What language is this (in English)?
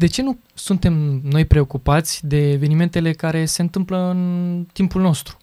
Romanian